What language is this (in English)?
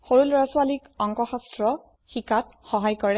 Assamese